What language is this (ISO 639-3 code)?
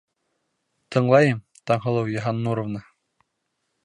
bak